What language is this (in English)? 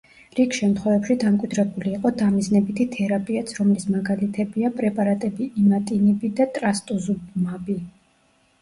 Georgian